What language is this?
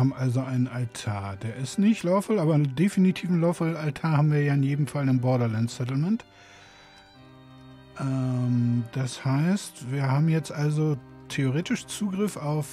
German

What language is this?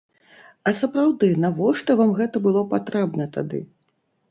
Belarusian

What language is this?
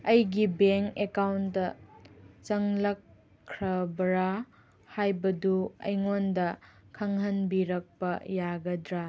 Manipuri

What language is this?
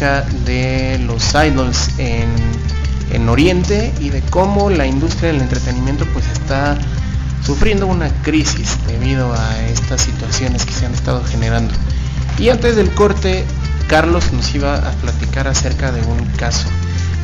Spanish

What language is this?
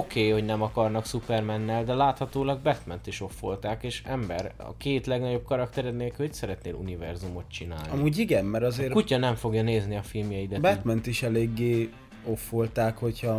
Hungarian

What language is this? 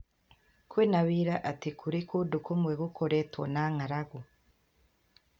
Kikuyu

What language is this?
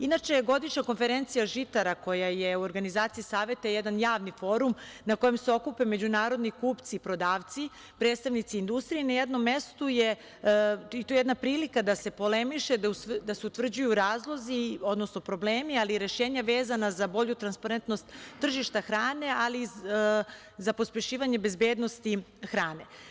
Serbian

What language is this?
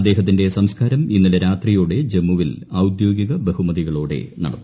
Malayalam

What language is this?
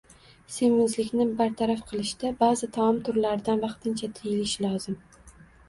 Uzbek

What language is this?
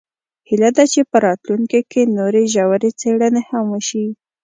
Pashto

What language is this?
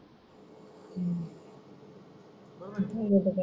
Marathi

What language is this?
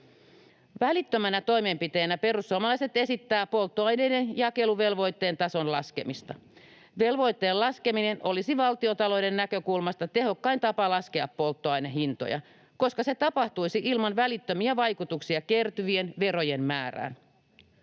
Finnish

